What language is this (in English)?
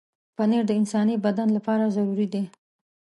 Pashto